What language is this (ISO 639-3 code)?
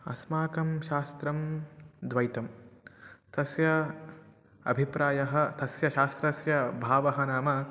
san